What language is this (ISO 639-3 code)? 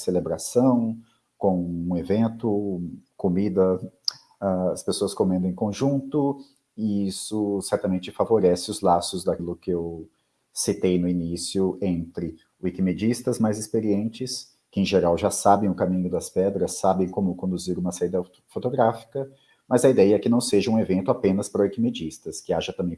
por